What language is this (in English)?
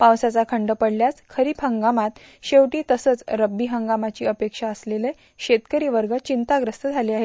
Marathi